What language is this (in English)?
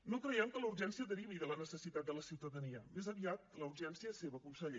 Catalan